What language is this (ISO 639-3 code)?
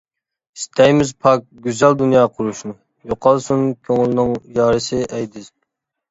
uig